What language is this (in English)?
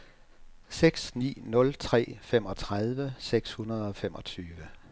Danish